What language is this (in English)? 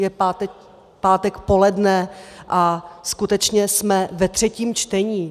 Czech